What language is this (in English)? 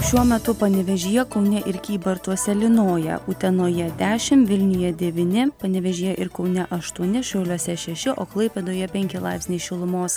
Lithuanian